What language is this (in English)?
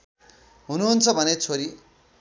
Nepali